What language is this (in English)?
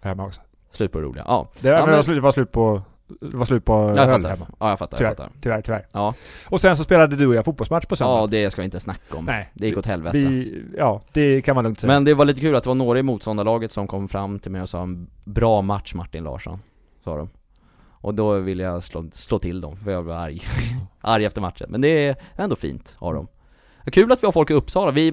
Swedish